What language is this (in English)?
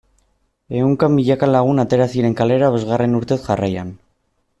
Basque